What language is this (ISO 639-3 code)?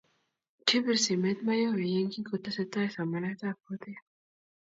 kln